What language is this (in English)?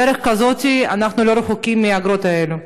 Hebrew